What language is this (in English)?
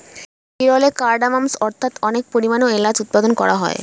Bangla